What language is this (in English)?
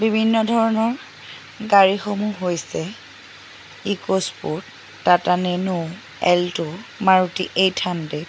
Assamese